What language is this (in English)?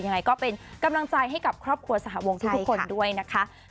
Thai